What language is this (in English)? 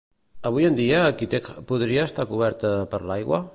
Catalan